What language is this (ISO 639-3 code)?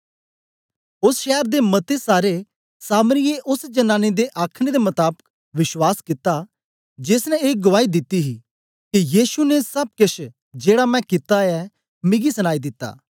doi